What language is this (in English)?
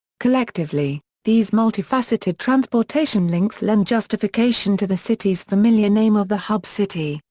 English